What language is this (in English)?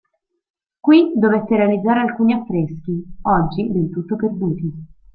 Italian